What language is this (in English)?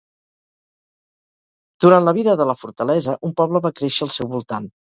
Catalan